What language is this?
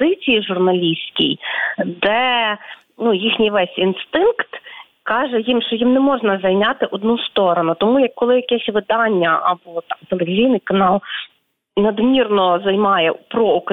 Ukrainian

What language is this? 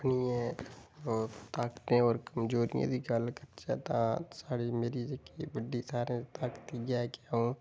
Dogri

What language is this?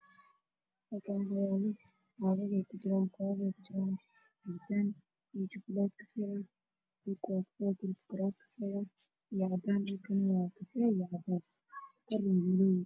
Somali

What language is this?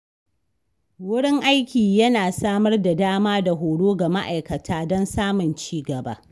Hausa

